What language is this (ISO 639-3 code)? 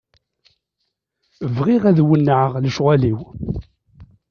kab